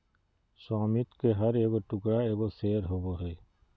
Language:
Magahi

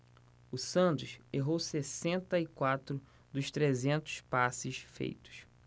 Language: Portuguese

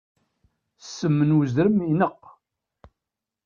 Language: Kabyle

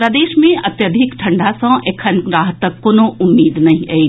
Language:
Maithili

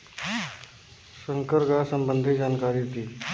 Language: Bhojpuri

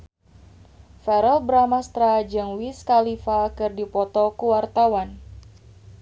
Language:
Sundanese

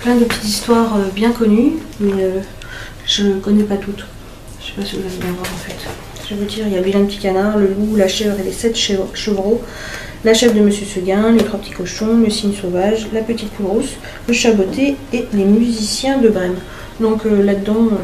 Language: French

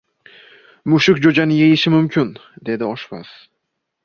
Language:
Uzbek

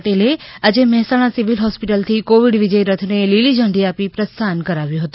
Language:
Gujarati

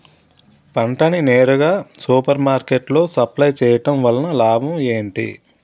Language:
Telugu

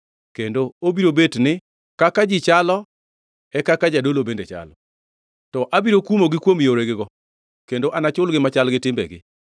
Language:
Luo (Kenya and Tanzania)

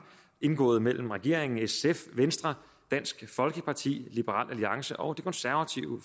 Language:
Danish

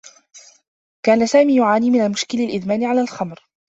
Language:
Arabic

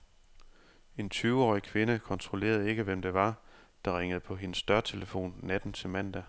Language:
Danish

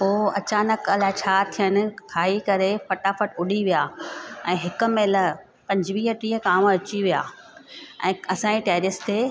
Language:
Sindhi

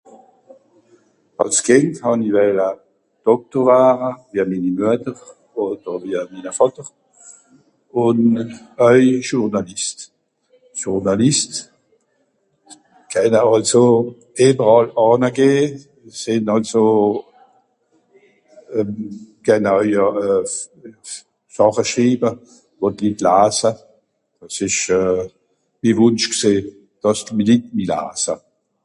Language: Swiss German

